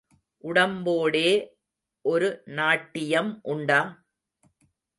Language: Tamil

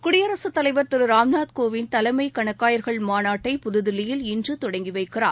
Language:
Tamil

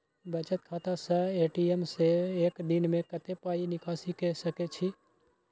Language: Maithili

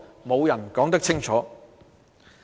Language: Cantonese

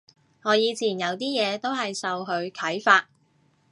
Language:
Cantonese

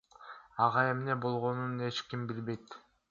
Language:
Kyrgyz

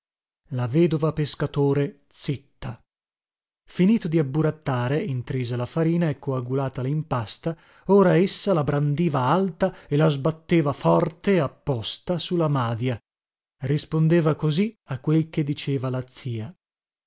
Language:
Italian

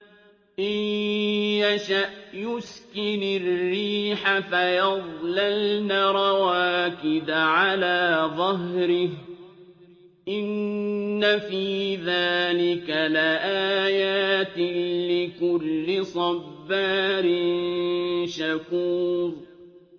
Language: Arabic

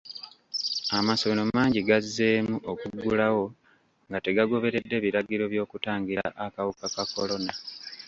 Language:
Ganda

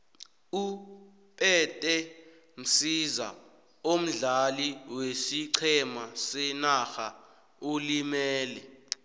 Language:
South Ndebele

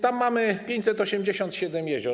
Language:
Polish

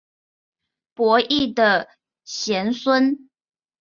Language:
Chinese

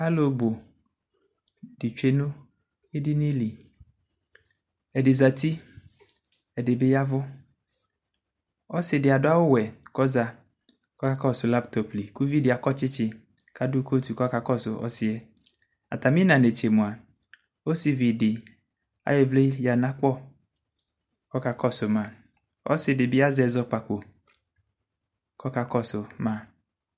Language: Ikposo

